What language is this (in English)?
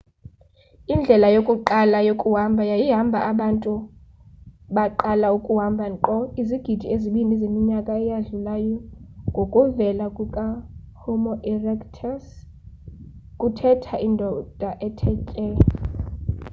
Xhosa